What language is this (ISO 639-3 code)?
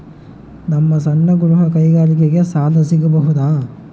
kan